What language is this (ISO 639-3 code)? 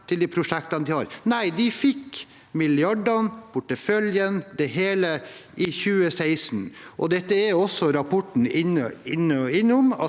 nor